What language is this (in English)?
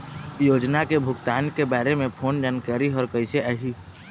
Chhattisgarhi